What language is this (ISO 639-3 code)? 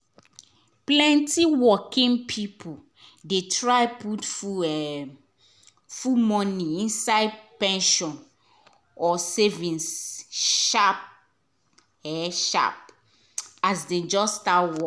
pcm